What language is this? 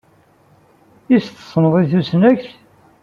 Kabyle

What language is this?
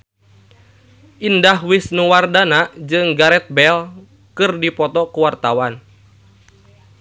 Sundanese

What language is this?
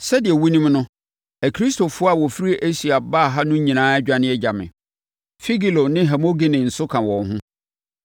Akan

